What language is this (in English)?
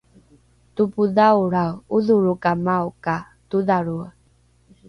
Rukai